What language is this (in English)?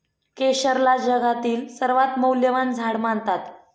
Marathi